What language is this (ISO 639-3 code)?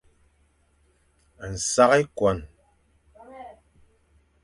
fan